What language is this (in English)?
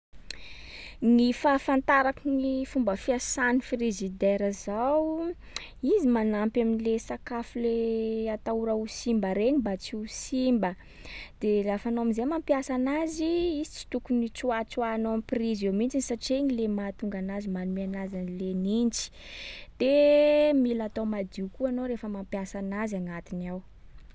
Sakalava Malagasy